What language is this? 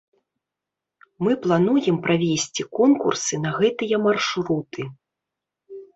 Belarusian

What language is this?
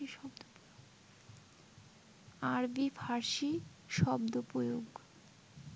Bangla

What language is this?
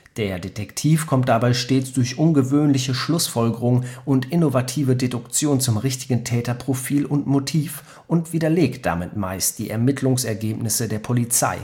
German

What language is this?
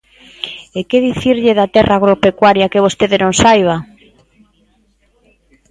Galician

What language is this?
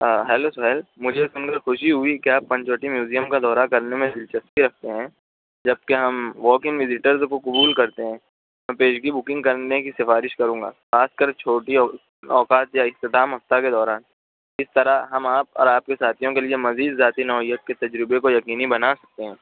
Urdu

